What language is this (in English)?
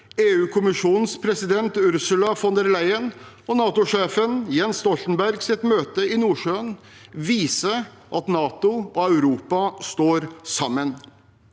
Norwegian